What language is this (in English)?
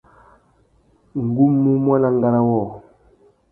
Tuki